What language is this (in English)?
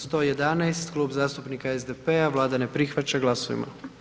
Croatian